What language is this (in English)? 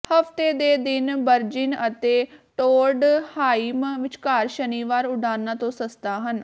Punjabi